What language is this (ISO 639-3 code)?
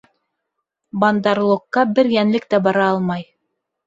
bak